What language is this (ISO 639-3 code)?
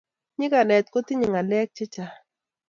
kln